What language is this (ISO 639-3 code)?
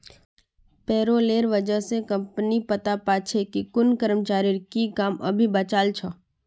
mag